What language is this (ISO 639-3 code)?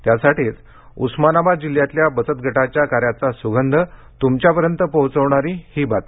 mar